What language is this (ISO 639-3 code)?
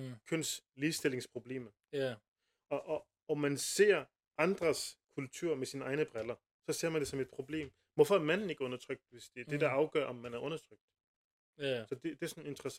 dan